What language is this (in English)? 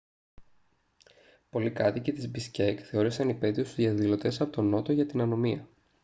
Greek